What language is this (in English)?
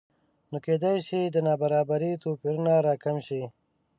Pashto